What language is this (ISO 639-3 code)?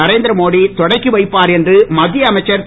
tam